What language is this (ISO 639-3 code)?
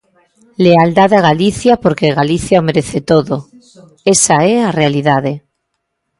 glg